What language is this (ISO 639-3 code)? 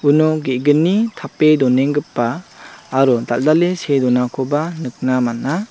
grt